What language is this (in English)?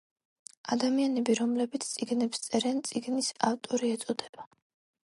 Georgian